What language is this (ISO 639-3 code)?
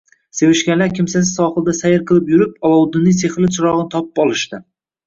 uzb